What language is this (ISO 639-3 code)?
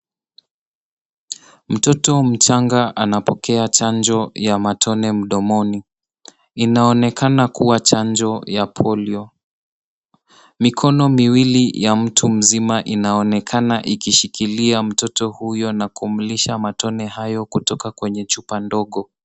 swa